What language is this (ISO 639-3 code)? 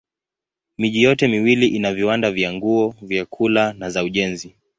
swa